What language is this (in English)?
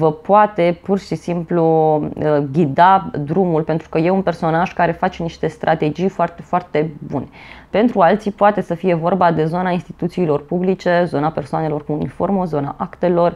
Romanian